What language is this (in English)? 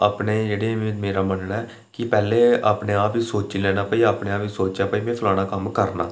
Dogri